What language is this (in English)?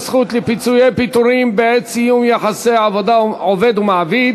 Hebrew